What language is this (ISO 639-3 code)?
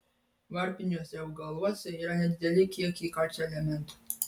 lit